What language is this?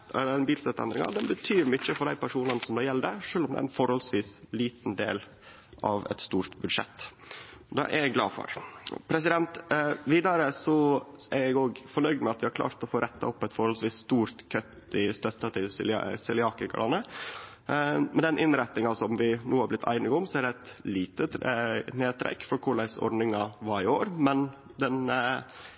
Norwegian Nynorsk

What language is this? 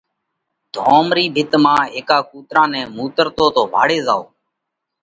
Parkari Koli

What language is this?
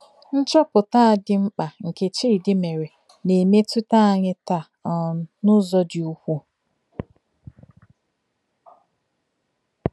Igbo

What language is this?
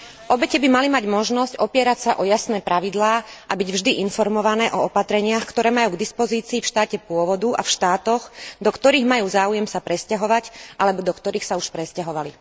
Slovak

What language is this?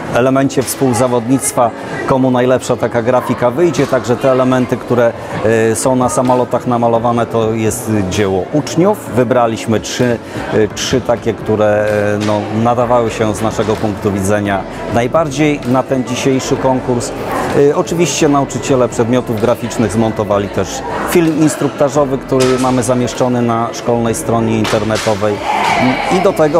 Polish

